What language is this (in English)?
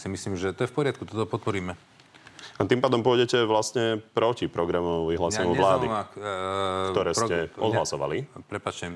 Slovak